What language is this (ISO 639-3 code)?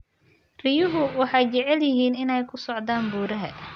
som